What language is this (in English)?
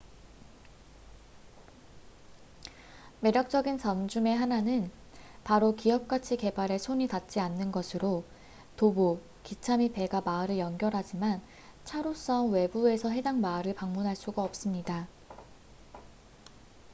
Korean